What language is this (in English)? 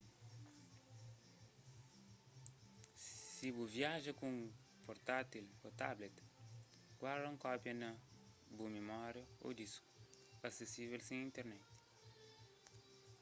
Kabuverdianu